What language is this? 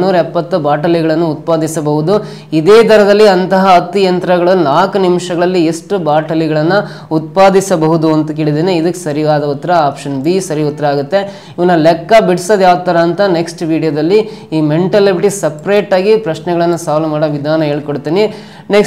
Kannada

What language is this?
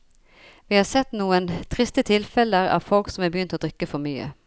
Norwegian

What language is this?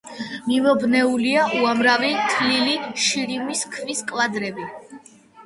Georgian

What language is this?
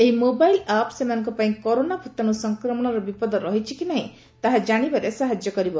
Odia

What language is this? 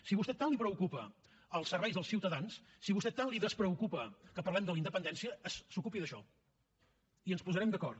Catalan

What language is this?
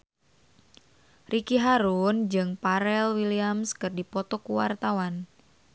Sundanese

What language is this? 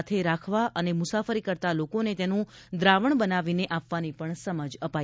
Gujarati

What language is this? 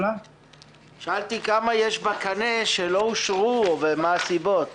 Hebrew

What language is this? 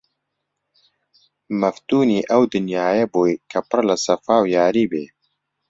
Central Kurdish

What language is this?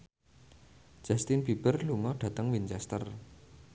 Javanese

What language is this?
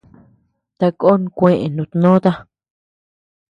Tepeuxila Cuicatec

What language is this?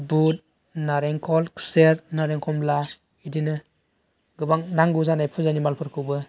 Bodo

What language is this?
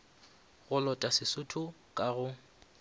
Northern Sotho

